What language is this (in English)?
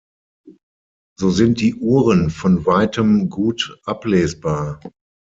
German